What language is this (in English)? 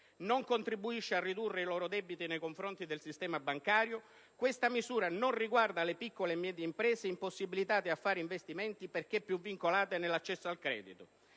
Italian